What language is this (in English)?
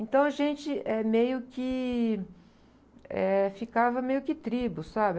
Portuguese